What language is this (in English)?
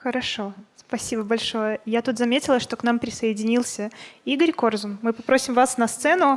Russian